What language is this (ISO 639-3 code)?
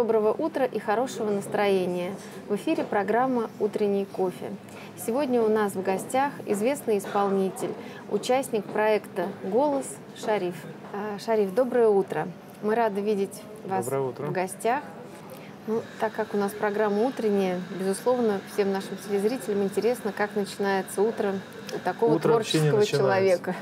rus